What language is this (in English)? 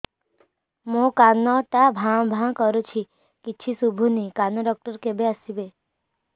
Odia